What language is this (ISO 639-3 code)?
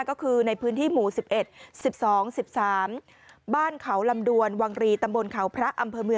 tha